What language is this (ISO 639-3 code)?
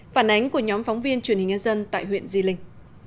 vie